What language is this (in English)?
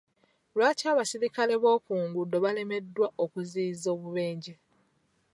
Ganda